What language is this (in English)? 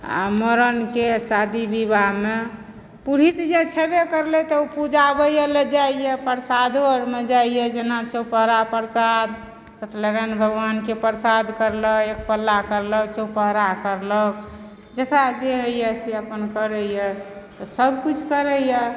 Maithili